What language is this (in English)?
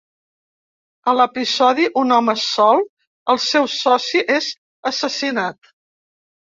Catalan